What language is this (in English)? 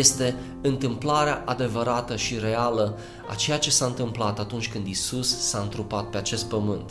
Romanian